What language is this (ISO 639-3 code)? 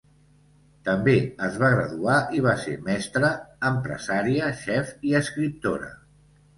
cat